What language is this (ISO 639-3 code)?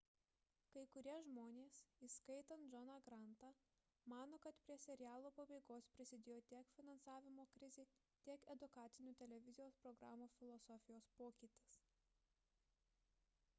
lit